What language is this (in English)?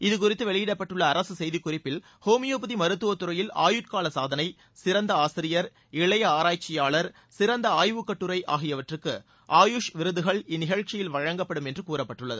Tamil